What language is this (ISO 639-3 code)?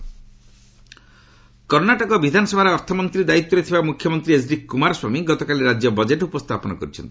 ori